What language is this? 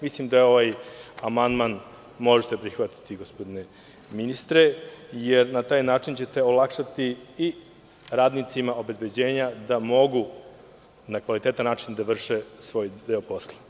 Serbian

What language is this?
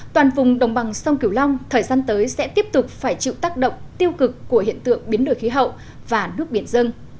Vietnamese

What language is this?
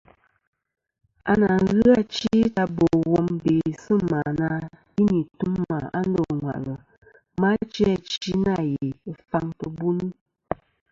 Kom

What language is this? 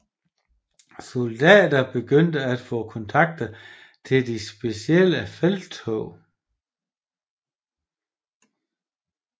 Danish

